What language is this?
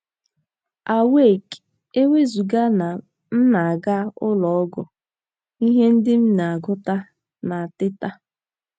Igbo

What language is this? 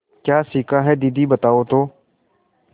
Hindi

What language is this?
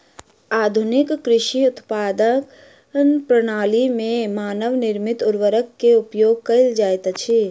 Maithili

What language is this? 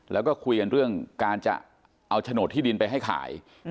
Thai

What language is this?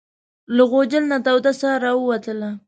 Pashto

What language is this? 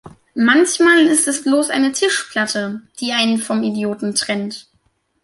German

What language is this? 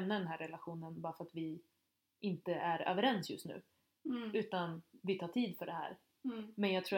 Swedish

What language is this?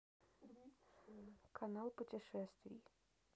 Russian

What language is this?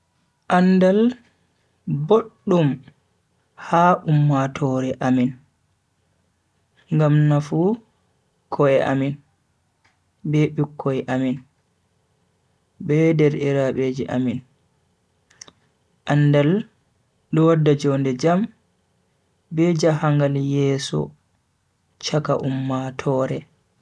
Bagirmi Fulfulde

